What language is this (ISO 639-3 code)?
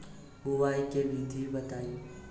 bho